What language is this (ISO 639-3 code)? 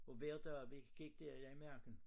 dan